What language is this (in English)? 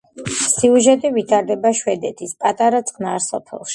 Georgian